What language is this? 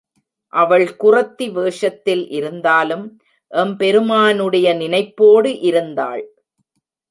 Tamil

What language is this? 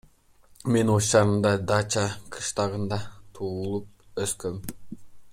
Kyrgyz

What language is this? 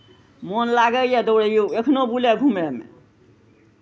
Maithili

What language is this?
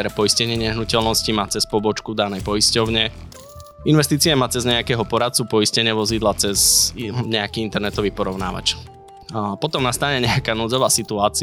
Slovak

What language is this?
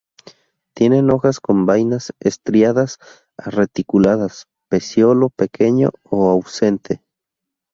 Spanish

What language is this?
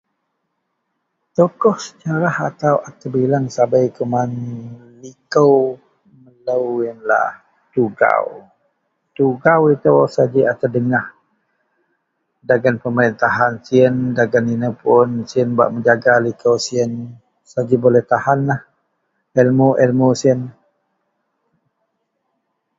Central Melanau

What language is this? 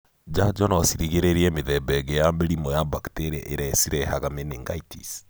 Kikuyu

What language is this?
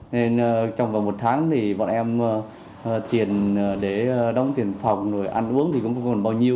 Vietnamese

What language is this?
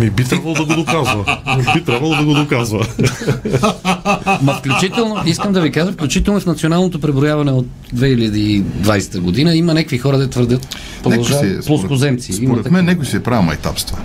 Bulgarian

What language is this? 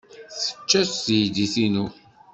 Kabyle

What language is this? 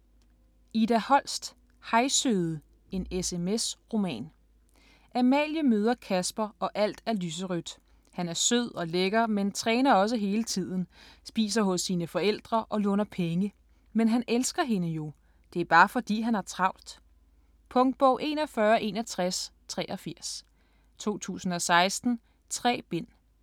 Danish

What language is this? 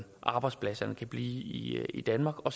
Danish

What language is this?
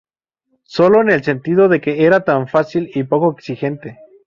Spanish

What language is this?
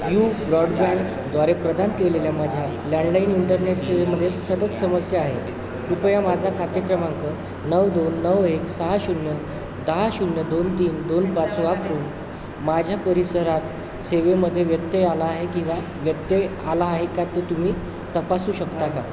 Marathi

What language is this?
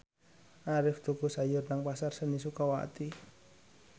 Javanese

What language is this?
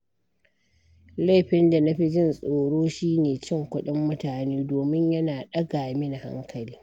Hausa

